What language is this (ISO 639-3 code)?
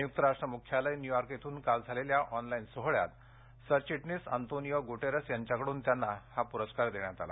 mar